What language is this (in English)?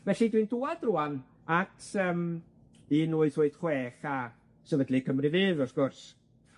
Welsh